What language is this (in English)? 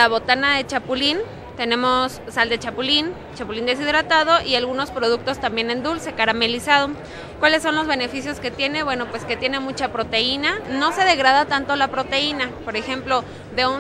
Spanish